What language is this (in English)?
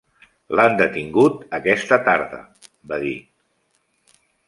Catalan